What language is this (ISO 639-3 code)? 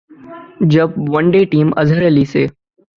urd